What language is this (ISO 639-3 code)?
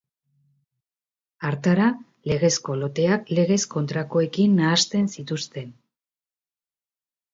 eus